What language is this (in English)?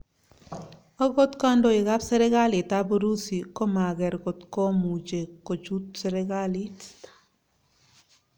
Kalenjin